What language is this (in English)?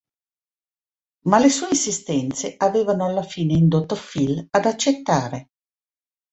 Italian